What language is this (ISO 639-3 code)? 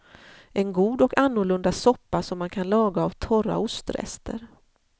swe